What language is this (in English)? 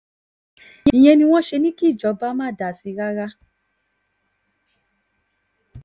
Yoruba